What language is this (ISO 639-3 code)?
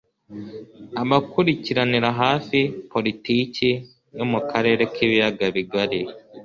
kin